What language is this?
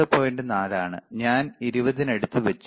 Malayalam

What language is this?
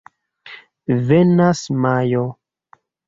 Esperanto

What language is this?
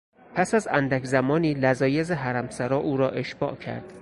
Persian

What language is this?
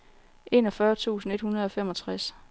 Danish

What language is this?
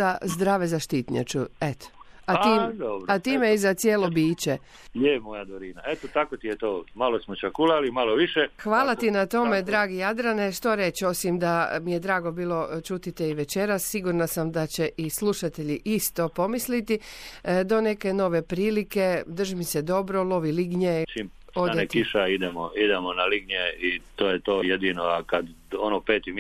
Croatian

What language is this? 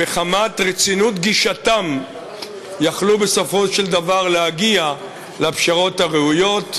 Hebrew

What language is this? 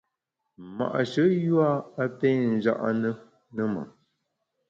Bamun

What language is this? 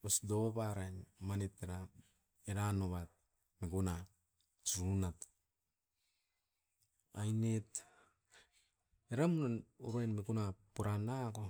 Askopan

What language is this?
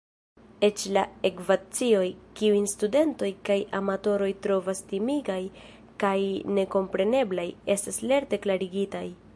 Esperanto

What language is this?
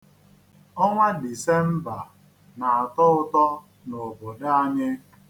Igbo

